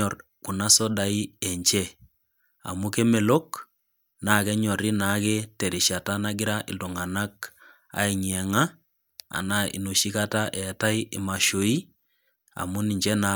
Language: Masai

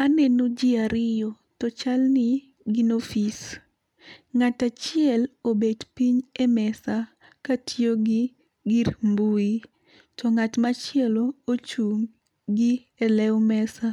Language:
Luo (Kenya and Tanzania)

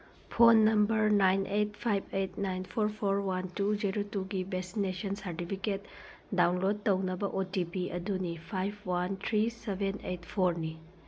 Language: Manipuri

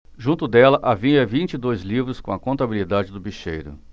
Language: Portuguese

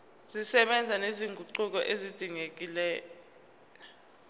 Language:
Zulu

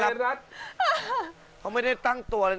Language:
Thai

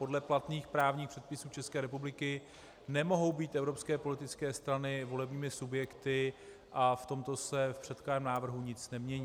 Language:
Czech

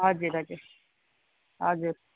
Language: Nepali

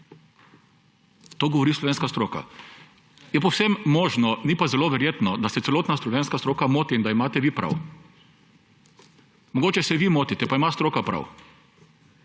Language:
Slovenian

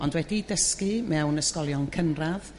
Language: Welsh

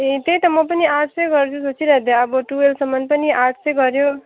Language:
Nepali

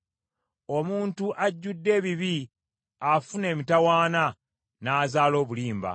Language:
Ganda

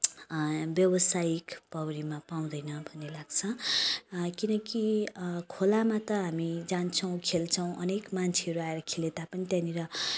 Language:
Nepali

